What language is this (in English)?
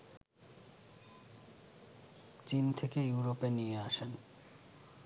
Bangla